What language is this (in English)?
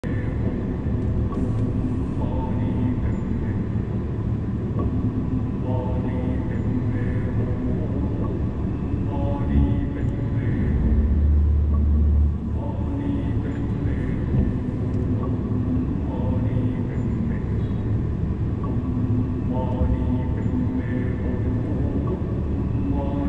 Vietnamese